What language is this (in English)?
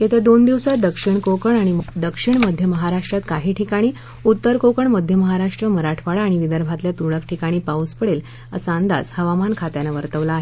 Marathi